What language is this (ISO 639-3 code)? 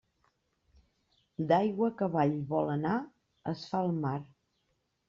cat